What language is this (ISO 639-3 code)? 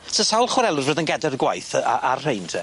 cym